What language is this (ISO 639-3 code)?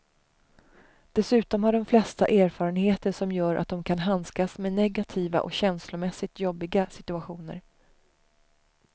swe